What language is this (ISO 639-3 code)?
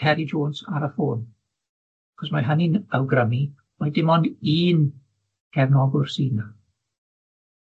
cym